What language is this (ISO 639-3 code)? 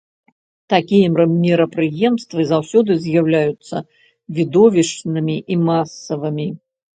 bel